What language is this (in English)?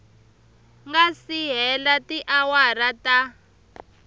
Tsonga